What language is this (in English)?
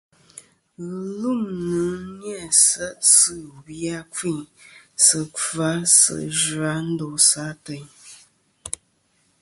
Kom